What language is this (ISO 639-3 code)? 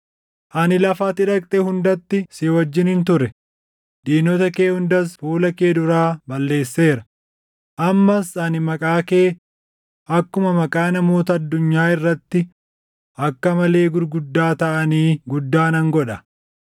orm